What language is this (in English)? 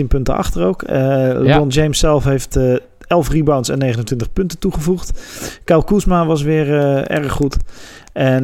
Dutch